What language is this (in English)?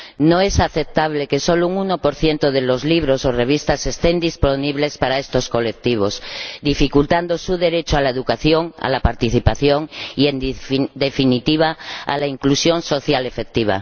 Spanish